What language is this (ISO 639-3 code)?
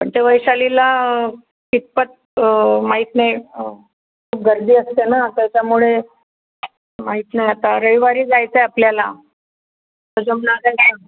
mar